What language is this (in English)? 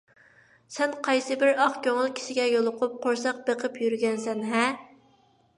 Uyghur